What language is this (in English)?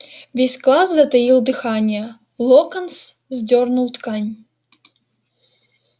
Russian